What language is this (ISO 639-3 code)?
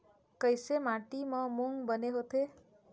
hne